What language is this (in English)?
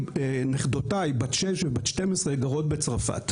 Hebrew